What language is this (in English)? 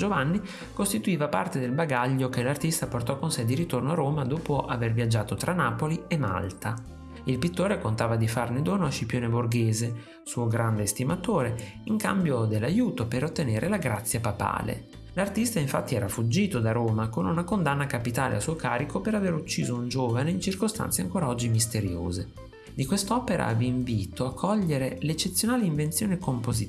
Italian